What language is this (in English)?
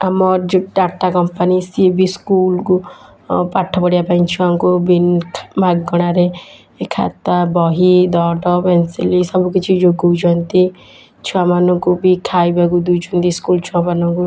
Odia